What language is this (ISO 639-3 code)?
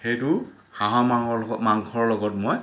asm